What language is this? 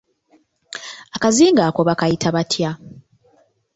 Ganda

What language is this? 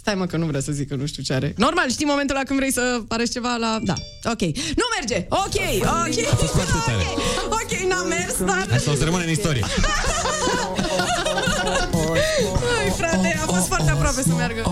Romanian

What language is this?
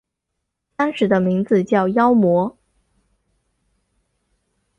Chinese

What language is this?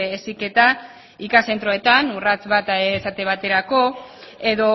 Basque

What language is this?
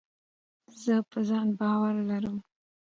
Pashto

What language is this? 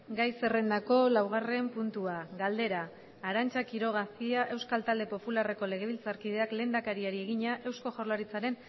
Basque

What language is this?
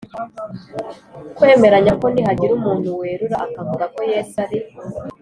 Kinyarwanda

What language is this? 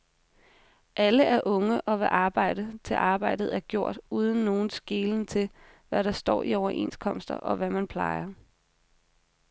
Danish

